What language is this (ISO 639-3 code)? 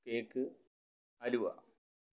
mal